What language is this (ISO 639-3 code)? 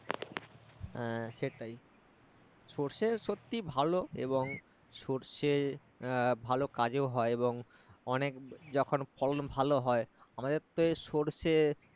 ben